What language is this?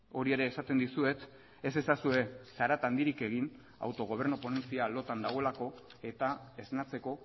Basque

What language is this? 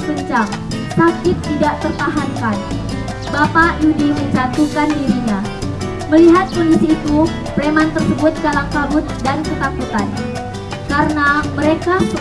Indonesian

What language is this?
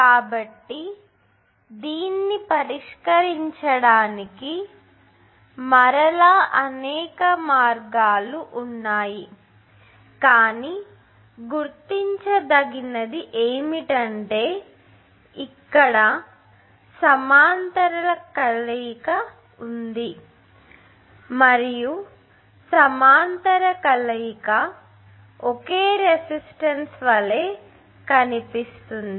Telugu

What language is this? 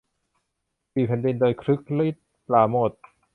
Thai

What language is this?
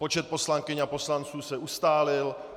Czech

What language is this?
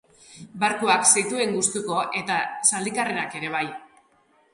Basque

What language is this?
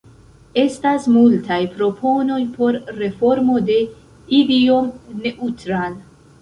Esperanto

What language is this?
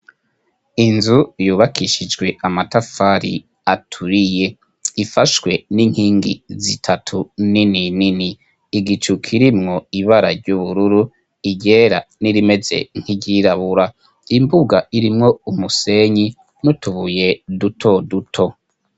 Rundi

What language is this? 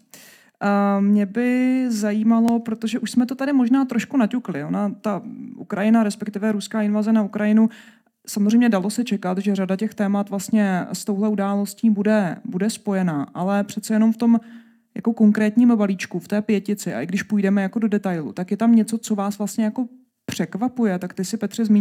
Czech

